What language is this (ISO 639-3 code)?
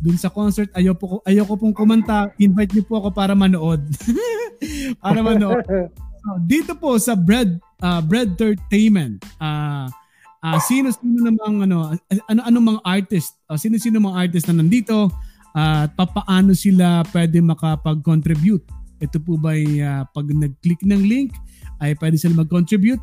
fil